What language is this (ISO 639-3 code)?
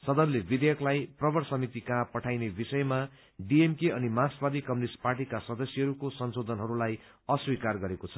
nep